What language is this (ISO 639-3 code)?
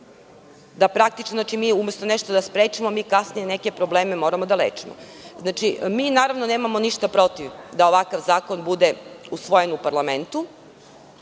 srp